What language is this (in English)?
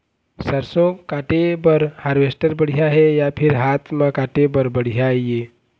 Chhattisgarhi